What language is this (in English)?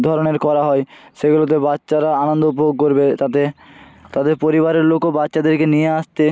Bangla